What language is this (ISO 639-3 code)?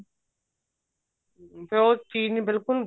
pan